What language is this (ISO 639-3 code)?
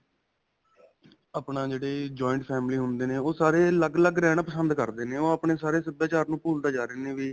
pan